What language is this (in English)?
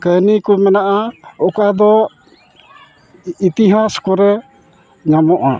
Santali